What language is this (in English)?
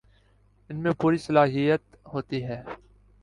Urdu